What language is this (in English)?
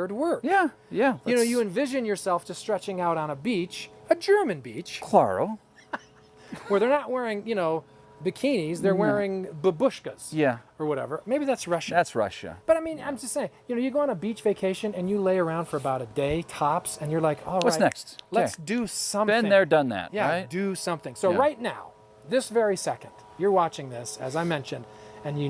English